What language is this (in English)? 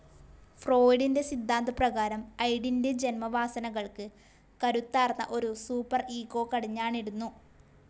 Malayalam